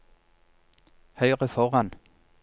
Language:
Norwegian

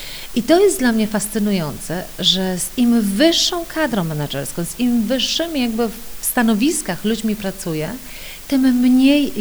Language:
Polish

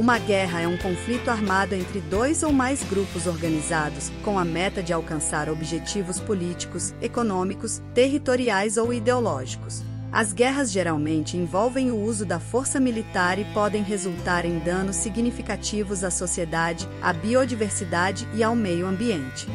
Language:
Portuguese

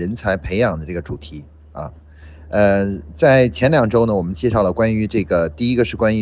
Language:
Chinese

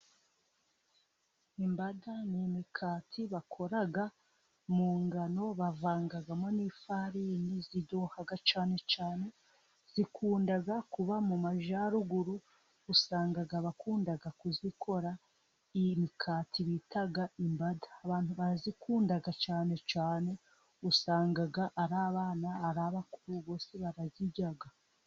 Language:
Kinyarwanda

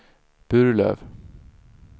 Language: Swedish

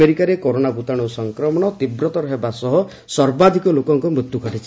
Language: Odia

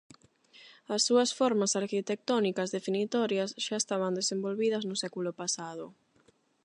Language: Galician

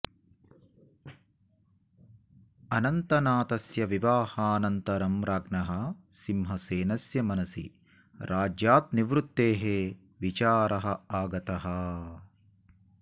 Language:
Sanskrit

